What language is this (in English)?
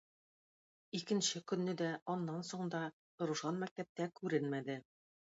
Tatar